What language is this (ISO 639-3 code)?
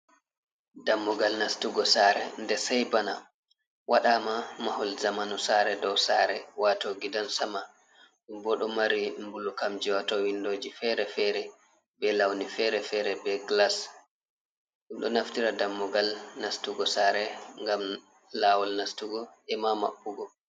ful